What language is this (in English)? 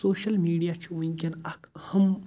Kashmiri